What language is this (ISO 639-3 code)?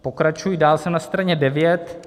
ces